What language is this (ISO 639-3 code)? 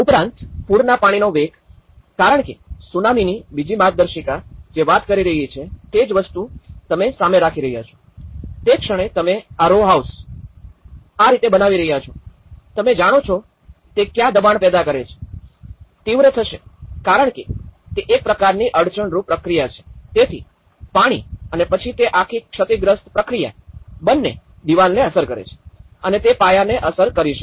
guj